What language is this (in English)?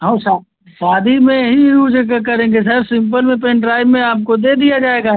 Hindi